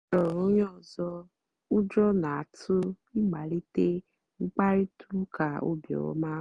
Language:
Igbo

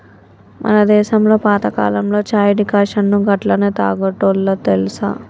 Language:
Telugu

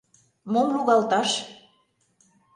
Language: Mari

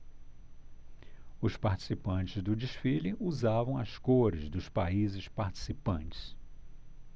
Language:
Portuguese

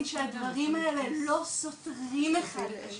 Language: Hebrew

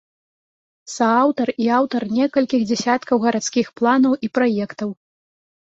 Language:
Belarusian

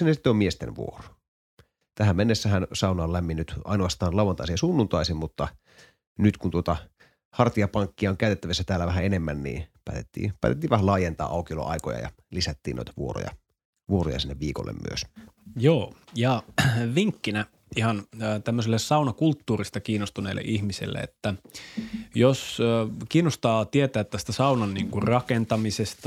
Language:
Finnish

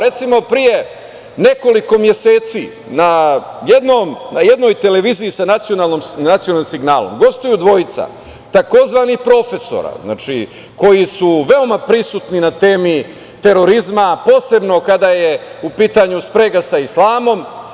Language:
Serbian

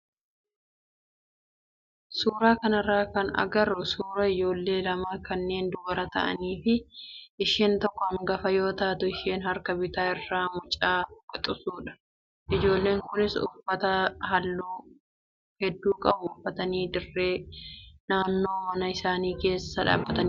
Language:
Oromo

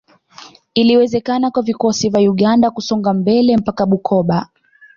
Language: Swahili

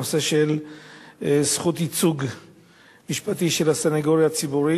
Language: Hebrew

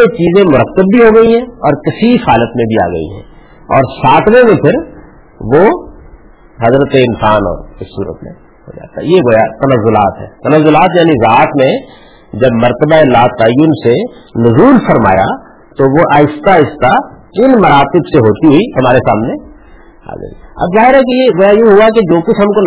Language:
Urdu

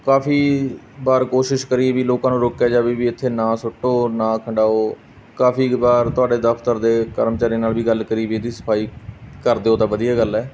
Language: Punjabi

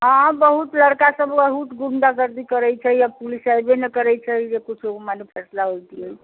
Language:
Maithili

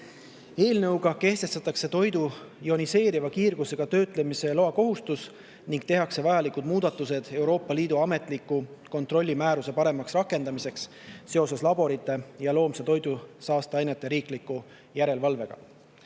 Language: Estonian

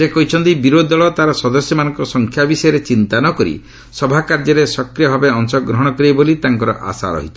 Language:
Odia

